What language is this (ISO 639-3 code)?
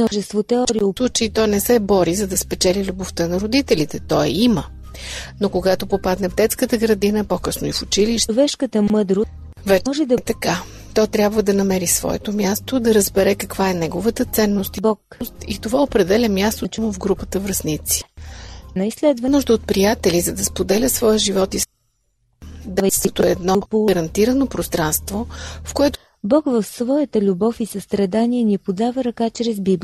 bul